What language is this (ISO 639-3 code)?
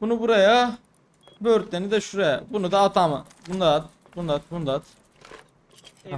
tur